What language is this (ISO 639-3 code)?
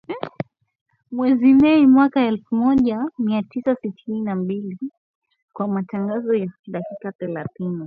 swa